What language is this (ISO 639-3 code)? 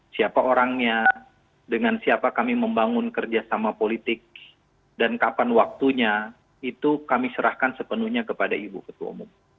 ind